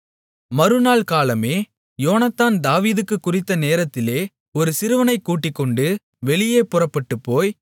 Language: Tamil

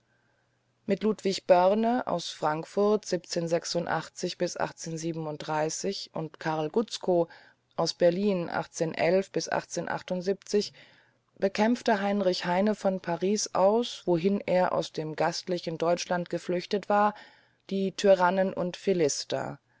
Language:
German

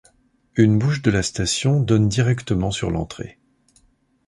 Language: French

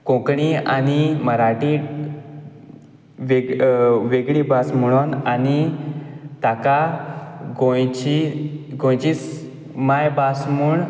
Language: Konkani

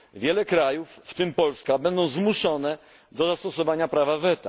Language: Polish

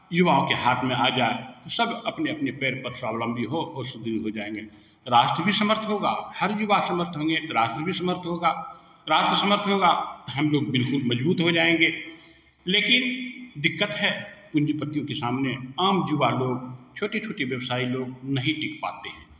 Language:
Hindi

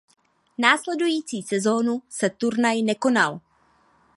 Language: Czech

